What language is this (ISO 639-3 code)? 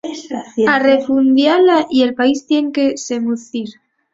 ast